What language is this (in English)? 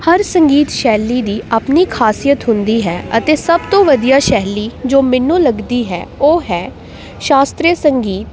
Punjabi